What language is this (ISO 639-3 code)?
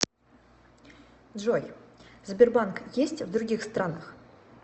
rus